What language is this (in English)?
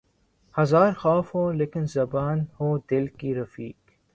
Urdu